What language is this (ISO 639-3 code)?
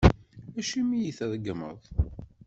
kab